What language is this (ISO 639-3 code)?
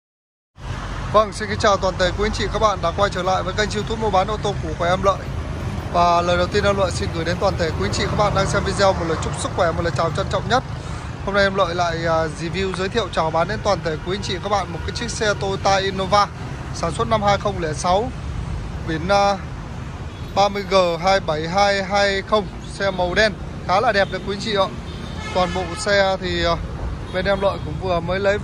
vie